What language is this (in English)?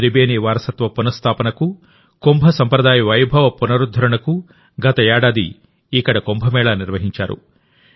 Telugu